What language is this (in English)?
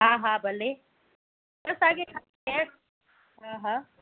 Sindhi